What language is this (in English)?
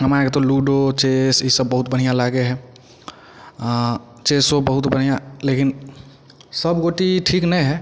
Maithili